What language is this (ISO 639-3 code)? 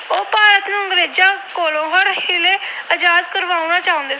pan